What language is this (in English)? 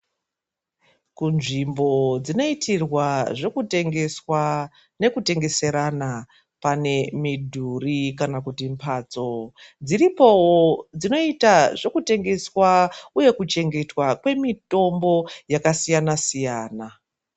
Ndau